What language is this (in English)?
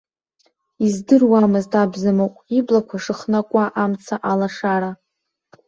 Abkhazian